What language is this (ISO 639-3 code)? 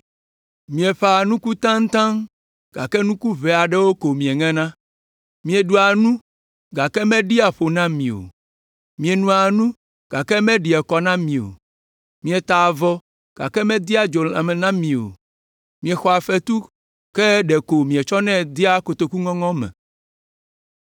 ewe